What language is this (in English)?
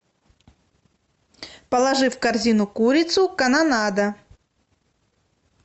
Russian